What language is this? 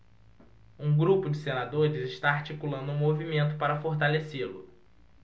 Portuguese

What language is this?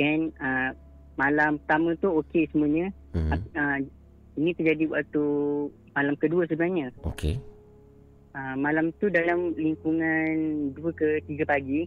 Malay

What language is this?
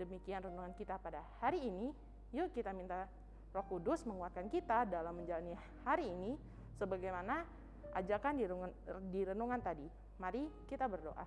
Indonesian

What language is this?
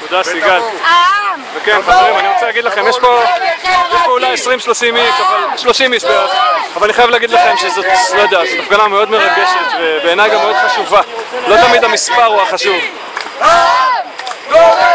Hebrew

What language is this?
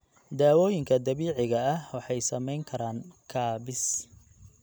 Somali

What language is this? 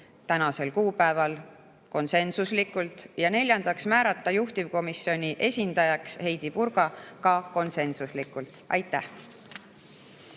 Estonian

